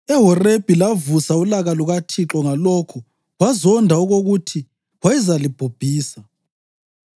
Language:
North Ndebele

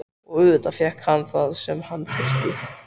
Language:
Icelandic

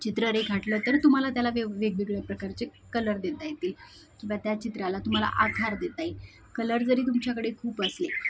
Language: Marathi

